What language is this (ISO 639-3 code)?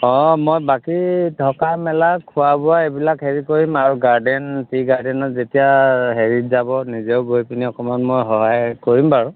asm